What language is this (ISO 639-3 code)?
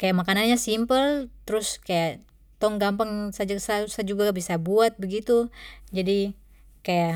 pmy